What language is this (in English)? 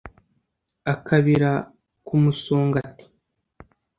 Kinyarwanda